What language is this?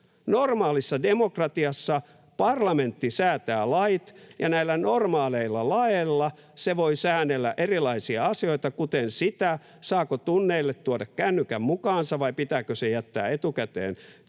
Finnish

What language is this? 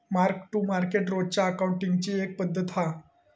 Marathi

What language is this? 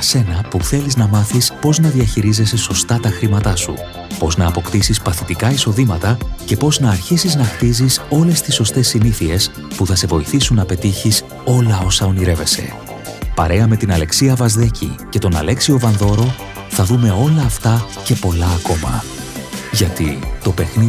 Greek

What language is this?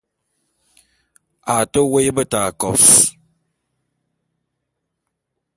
Bulu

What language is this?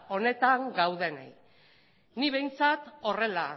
Basque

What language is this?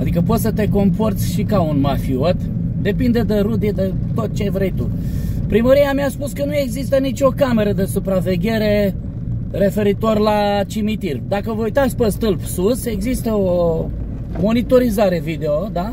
Romanian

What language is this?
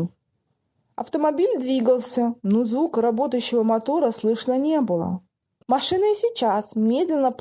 Russian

